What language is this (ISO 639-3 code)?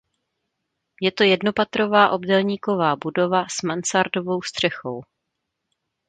ces